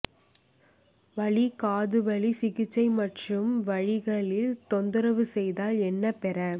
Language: Tamil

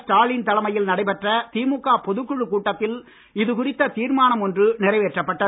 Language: Tamil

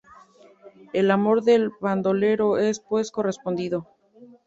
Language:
Spanish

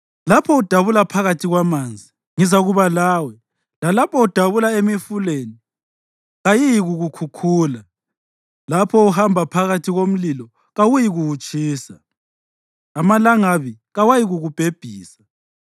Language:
North Ndebele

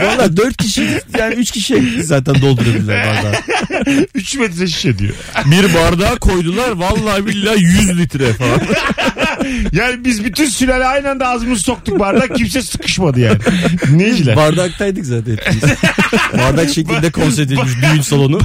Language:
Turkish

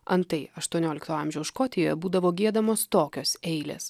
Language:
Lithuanian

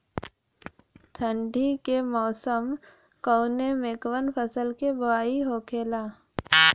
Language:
Bhojpuri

